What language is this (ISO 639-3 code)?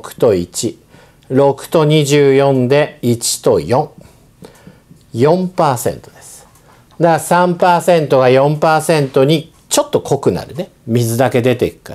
jpn